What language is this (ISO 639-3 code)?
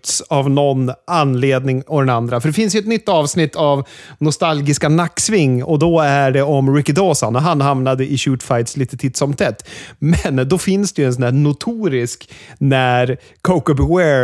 swe